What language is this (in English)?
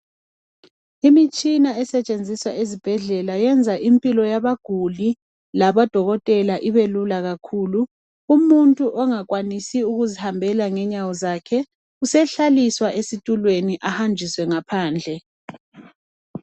North Ndebele